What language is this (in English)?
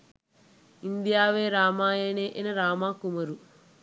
Sinhala